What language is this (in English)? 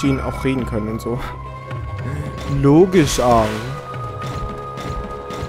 German